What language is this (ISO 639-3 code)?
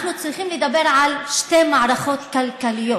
heb